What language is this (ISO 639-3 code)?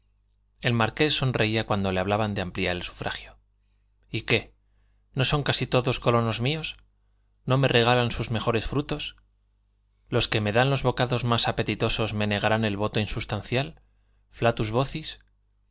spa